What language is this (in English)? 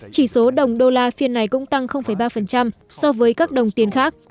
Vietnamese